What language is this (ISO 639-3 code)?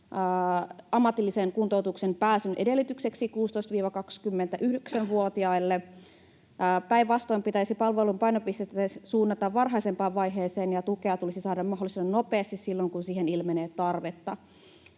fin